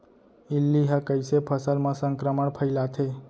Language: Chhattisgarhi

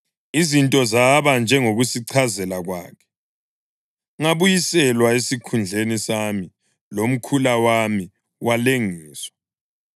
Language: North Ndebele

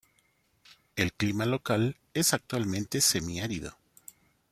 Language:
Spanish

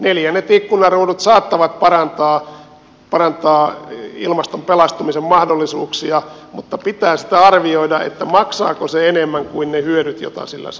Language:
Finnish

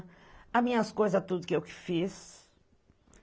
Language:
Portuguese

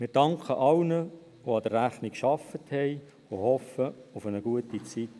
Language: Swiss German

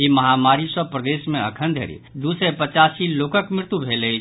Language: Maithili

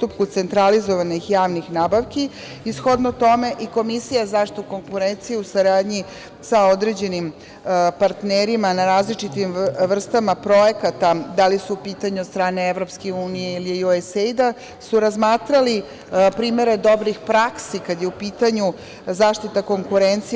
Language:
Serbian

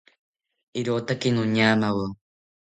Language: South Ucayali Ashéninka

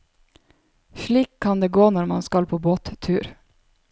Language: Norwegian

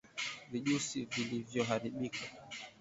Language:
Swahili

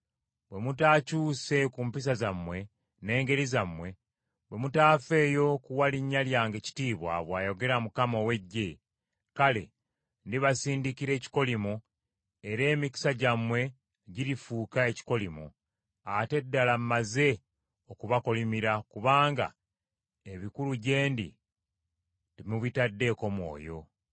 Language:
Ganda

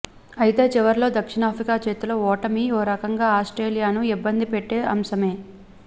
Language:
Telugu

